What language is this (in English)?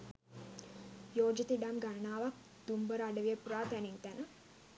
Sinhala